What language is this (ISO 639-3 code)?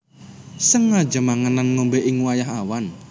jav